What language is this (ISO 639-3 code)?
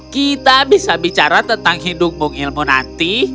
ind